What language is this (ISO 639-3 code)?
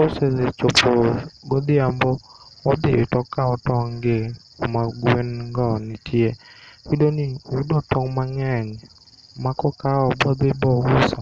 luo